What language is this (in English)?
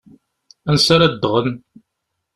Kabyle